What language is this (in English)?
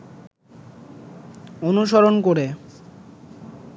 Bangla